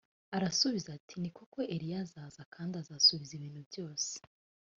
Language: Kinyarwanda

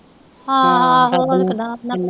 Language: Punjabi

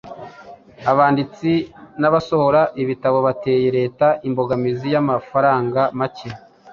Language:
Kinyarwanda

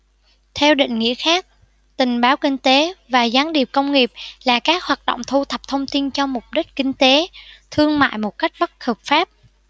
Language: Vietnamese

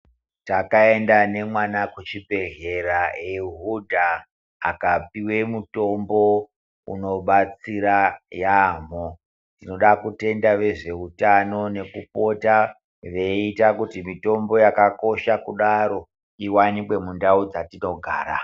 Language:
Ndau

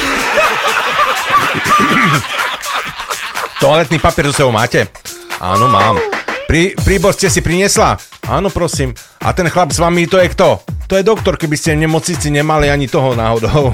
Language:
Slovak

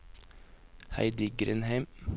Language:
Norwegian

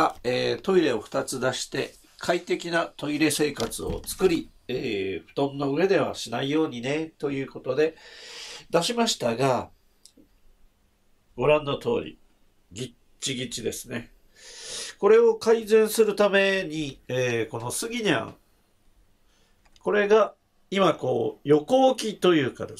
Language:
Japanese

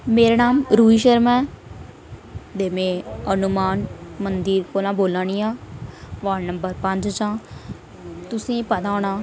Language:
Dogri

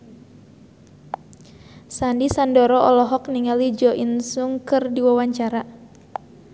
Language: Sundanese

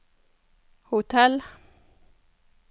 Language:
Norwegian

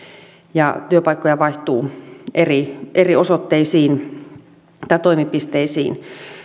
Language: Finnish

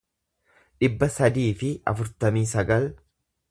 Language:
Oromo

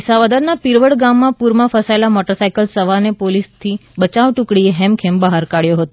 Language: Gujarati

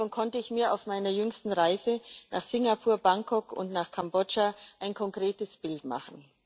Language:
German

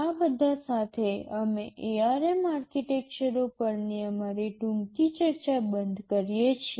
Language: Gujarati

